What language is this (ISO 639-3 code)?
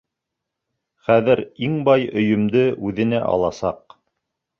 bak